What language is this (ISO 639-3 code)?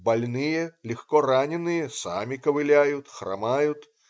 rus